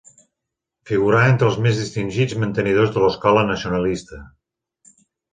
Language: Catalan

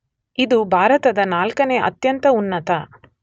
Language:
Kannada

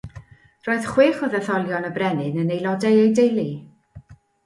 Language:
Welsh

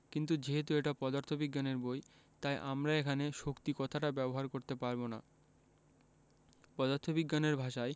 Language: Bangla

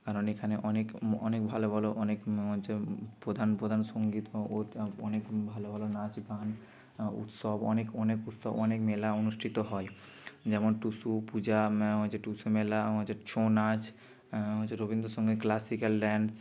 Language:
Bangla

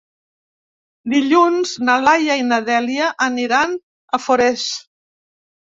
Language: Catalan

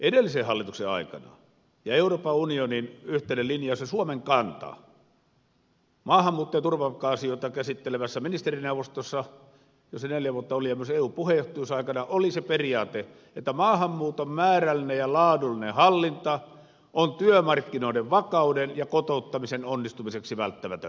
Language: Finnish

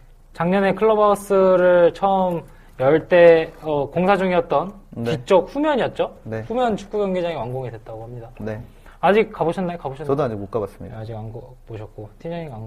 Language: Korean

